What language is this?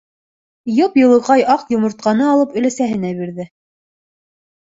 Bashkir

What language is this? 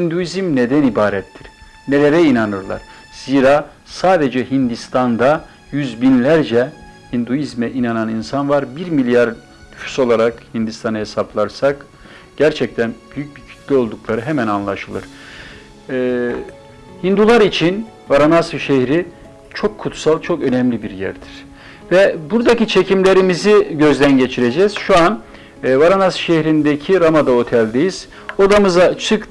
Turkish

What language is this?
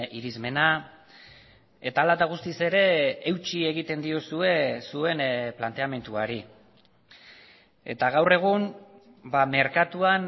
Basque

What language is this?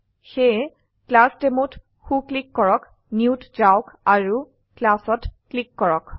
Assamese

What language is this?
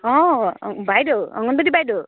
Assamese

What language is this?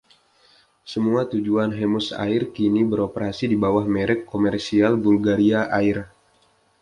Indonesian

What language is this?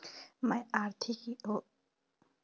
Chhattisgarhi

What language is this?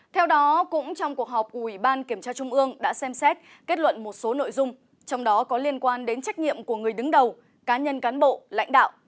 Vietnamese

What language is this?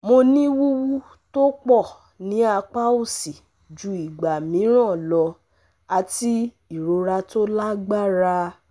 Yoruba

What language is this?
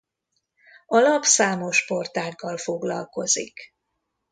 Hungarian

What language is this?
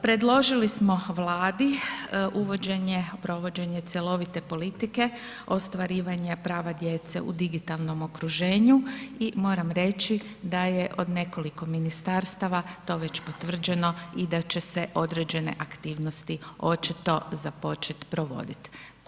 Croatian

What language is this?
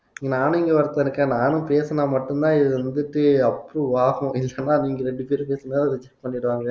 Tamil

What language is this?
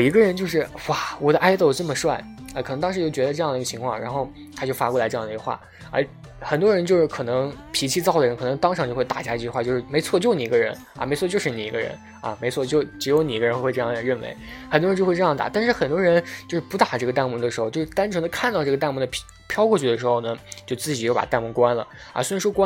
Chinese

